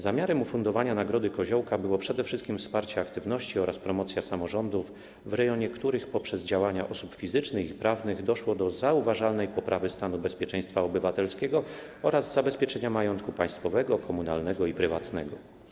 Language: Polish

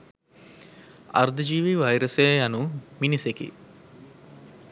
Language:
Sinhala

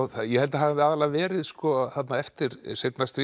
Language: Icelandic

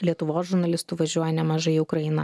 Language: Lithuanian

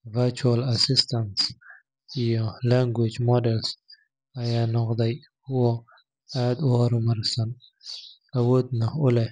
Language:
Somali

